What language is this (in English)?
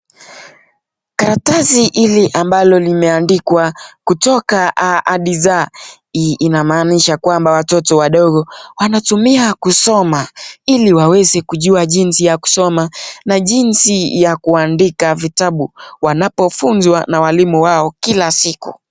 Swahili